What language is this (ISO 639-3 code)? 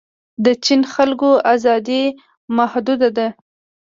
pus